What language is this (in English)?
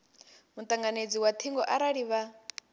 Venda